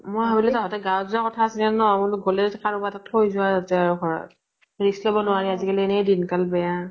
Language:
Assamese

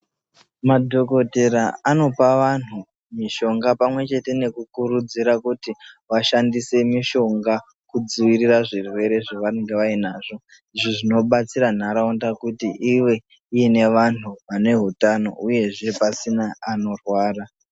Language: Ndau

